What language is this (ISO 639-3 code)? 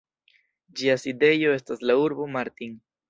epo